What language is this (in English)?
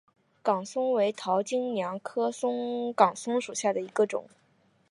Chinese